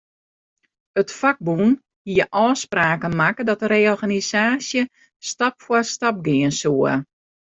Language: Western Frisian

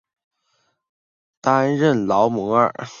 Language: Chinese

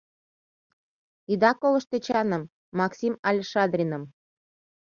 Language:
Mari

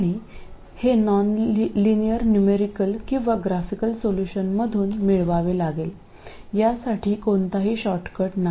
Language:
Marathi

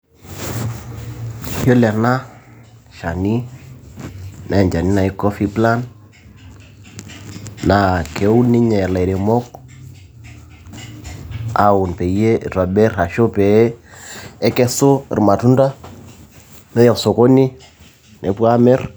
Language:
Masai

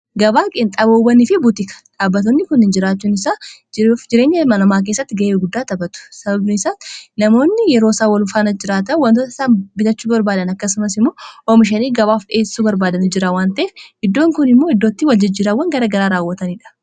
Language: Oromo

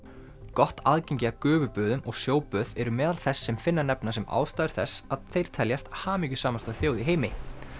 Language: Icelandic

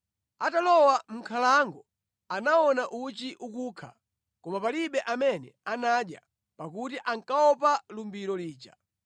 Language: Nyanja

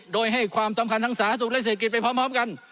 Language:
Thai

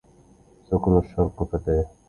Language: Arabic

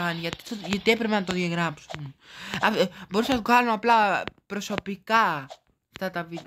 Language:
Greek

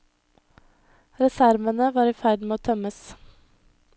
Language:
Norwegian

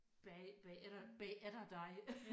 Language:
Danish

